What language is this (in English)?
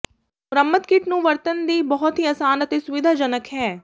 Punjabi